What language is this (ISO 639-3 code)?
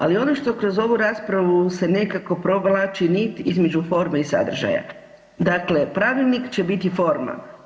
hrv